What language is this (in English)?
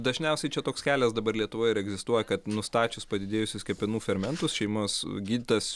Lithuanian